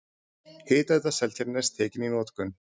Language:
Icelandic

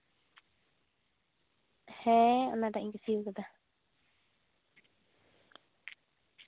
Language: Santali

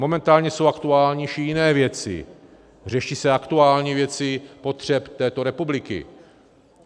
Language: Czech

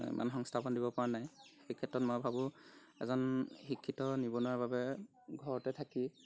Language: Assamese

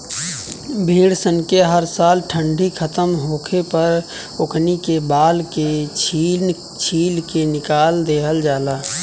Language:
Bhojpuri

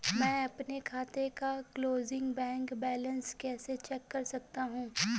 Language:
Hindi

